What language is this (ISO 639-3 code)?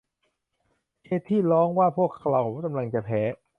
tha